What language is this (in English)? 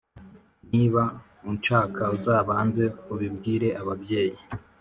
Kinyarwanda